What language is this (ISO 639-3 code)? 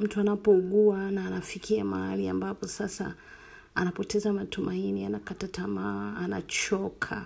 swa